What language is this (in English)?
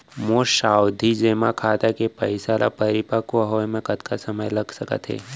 Chhattisgarhi